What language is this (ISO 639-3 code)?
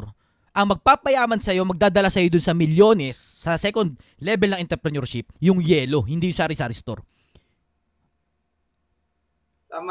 fil